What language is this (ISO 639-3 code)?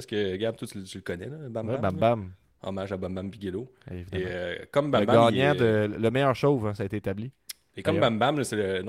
fra